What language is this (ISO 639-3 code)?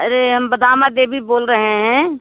hin